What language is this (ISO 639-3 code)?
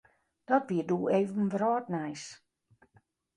fry